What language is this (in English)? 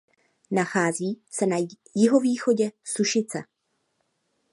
Czech